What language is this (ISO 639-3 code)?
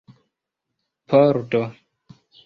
epo